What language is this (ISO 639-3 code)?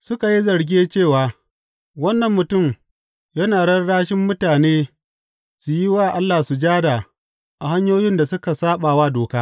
hau